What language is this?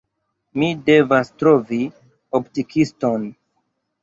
Esperanto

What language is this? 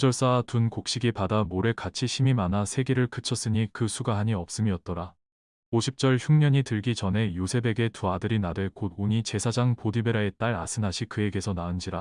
Korean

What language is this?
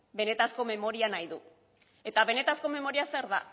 Basque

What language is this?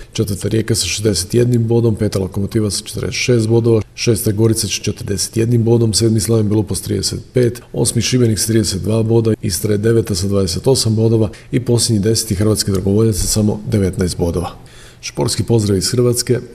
Croatian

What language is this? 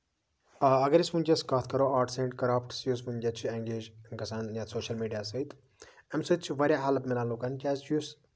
Kashmiri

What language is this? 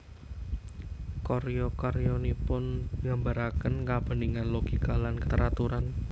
Javanese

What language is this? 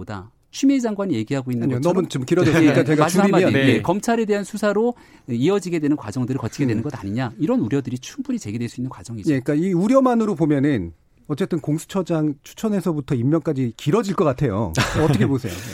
Korean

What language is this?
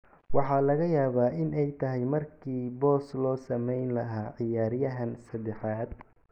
Somali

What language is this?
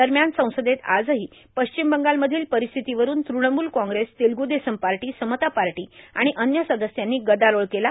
Marathi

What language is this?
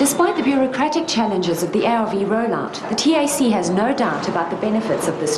English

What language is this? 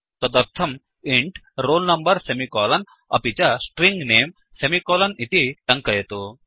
Sanskrit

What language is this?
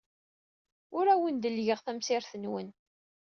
Kabyle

